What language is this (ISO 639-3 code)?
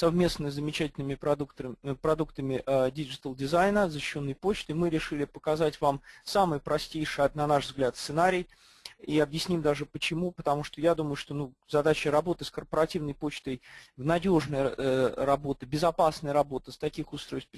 rus